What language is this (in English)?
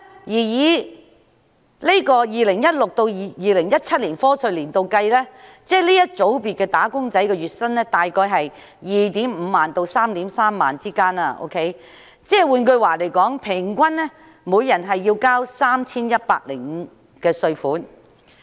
Cantonese